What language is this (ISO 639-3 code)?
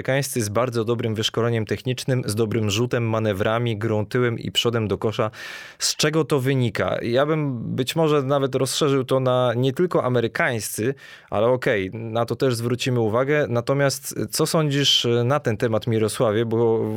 pol